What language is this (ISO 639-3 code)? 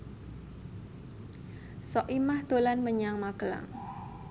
jav